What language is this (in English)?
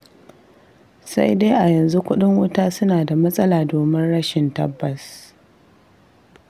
Hausa